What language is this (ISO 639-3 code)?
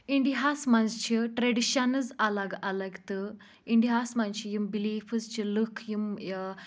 kas